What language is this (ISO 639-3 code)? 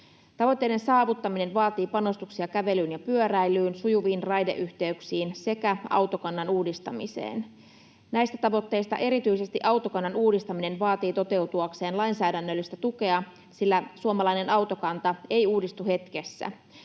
fin